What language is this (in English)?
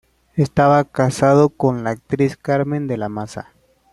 Spanish